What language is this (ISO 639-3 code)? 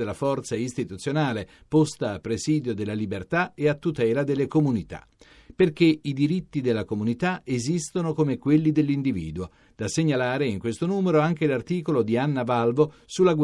ita